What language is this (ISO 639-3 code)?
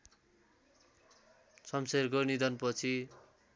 nep